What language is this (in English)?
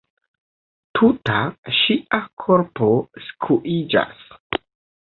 Esperanto